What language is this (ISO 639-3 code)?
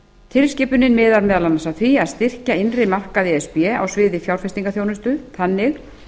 isl